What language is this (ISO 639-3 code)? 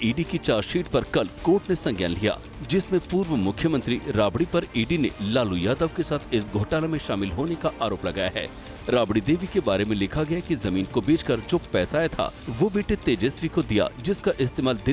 hin